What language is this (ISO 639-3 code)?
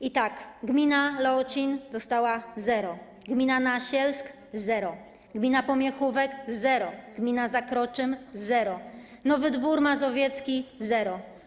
pol